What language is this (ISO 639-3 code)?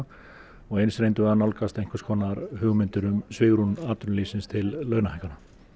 isl